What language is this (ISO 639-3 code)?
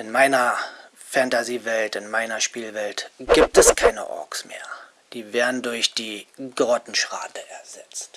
deu